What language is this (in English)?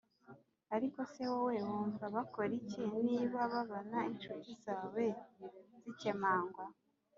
Kinyarwanda